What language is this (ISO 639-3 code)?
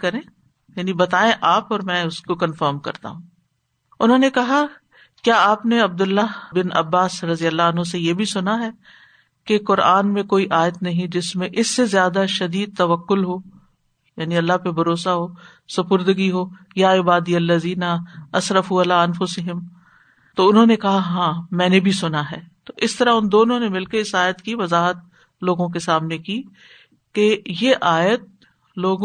urd